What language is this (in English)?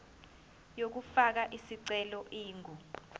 Zulu